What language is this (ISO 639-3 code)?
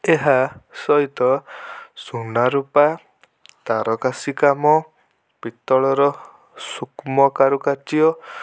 ori